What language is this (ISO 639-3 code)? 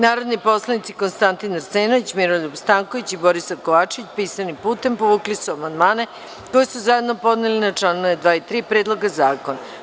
srp